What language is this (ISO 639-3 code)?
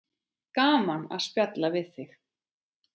isl